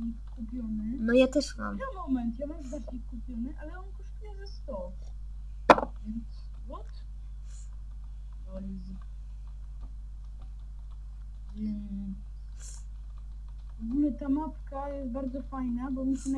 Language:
Polish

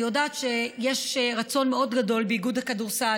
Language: Hebrew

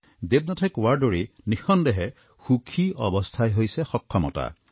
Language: Assamese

